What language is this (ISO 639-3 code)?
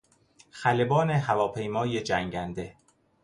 fas